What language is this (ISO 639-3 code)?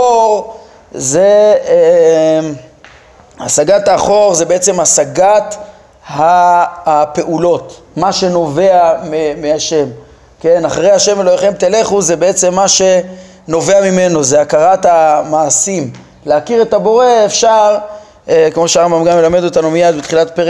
heb